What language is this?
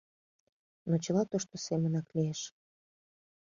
Mari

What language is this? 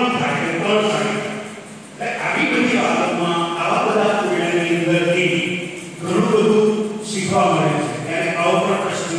Romanian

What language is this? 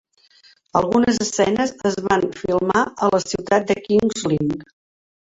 Catalan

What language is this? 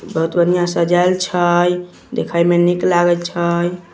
Magahi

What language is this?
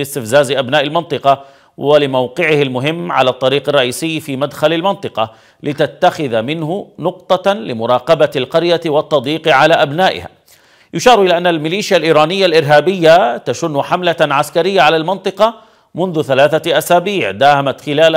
Arabic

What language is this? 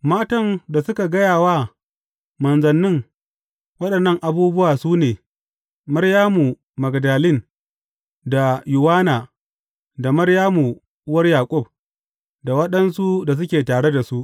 Hausa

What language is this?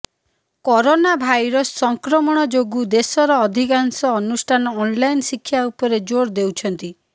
Odia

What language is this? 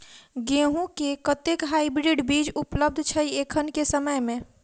Maithili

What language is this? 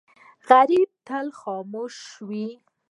Pashto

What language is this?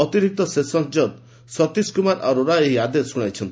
Odia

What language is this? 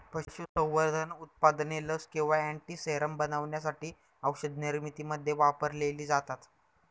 Marathi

